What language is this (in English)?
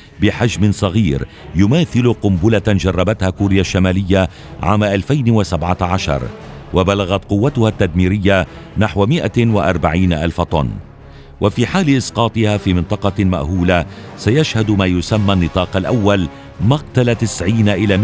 Arabic